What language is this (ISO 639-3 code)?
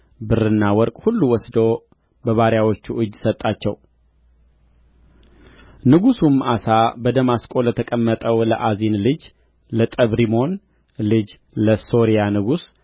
amh